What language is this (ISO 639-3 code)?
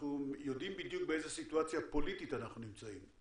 heb